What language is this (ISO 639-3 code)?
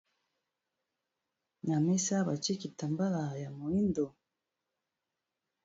lin